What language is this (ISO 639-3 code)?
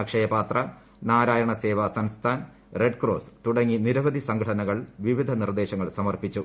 mal